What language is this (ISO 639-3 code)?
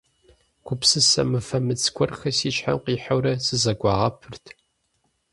kbd